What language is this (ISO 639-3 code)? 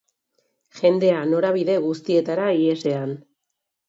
eus